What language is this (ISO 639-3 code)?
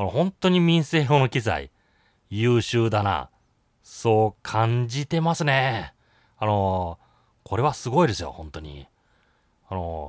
jpn